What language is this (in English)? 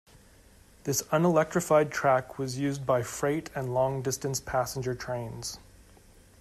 English